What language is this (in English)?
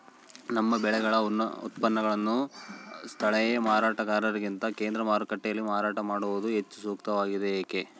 Kannada